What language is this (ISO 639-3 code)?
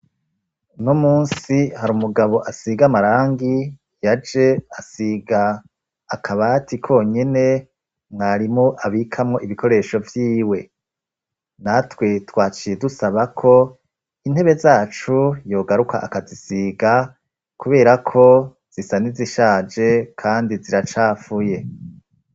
run